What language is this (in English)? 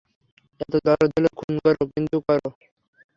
Bangla